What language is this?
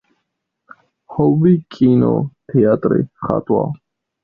Georgian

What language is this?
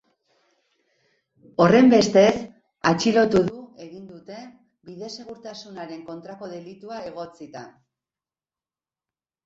Basque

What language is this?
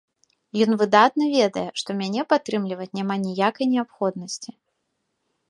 Belarusian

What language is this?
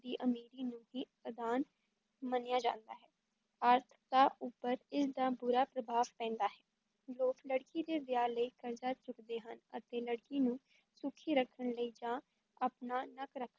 Punjabi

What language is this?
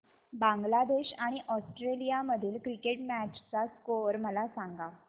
Marathi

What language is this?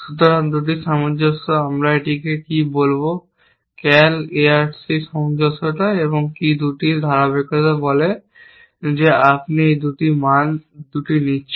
Bangla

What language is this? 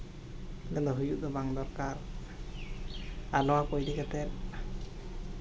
Santali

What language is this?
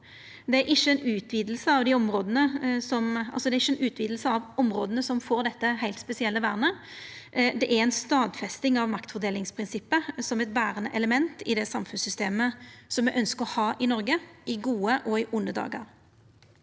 Norwegian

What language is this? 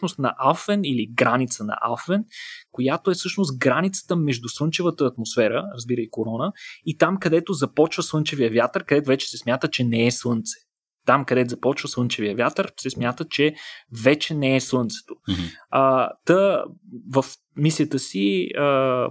Bulgarian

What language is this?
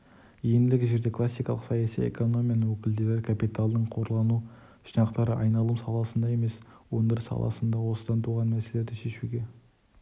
Kazakh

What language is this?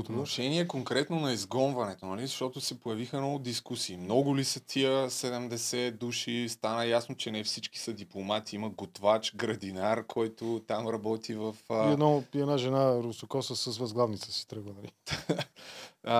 Bulgarian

